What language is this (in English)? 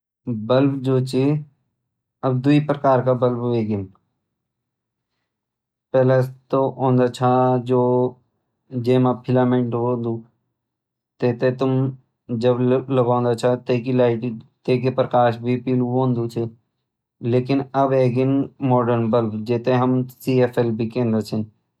Garhwali